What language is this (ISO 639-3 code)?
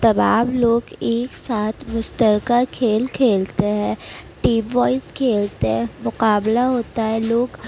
urd